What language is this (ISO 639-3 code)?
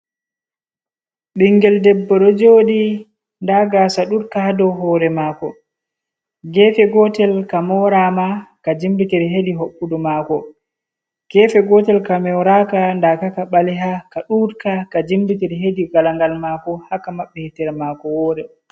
ful